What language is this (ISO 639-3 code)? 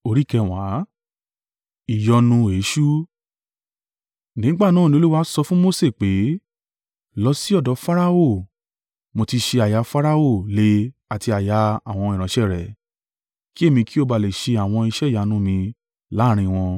yor